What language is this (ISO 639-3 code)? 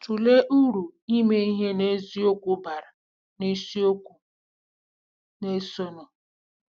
ibo